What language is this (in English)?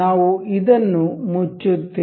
Kannada